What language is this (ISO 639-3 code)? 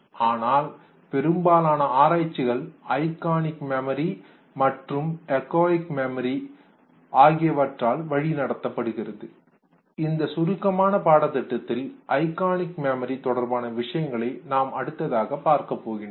tam